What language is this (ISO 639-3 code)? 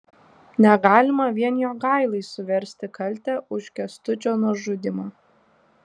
lit